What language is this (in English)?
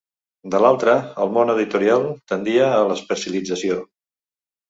Catalan